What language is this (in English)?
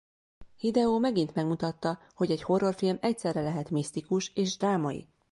Hungarian